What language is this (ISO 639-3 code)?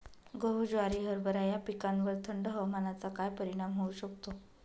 mar